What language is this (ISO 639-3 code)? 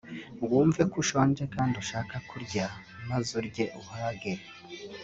kin